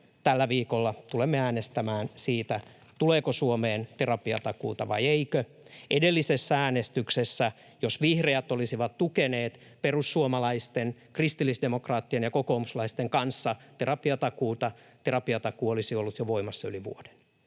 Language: Finnish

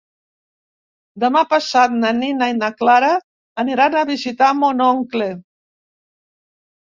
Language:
Catalan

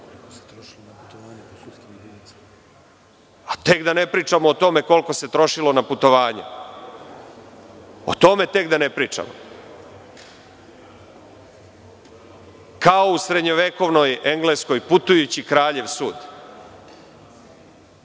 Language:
Serbian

